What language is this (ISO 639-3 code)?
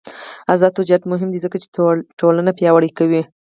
pus